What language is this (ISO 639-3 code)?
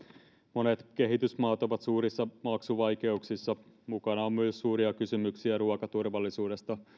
fin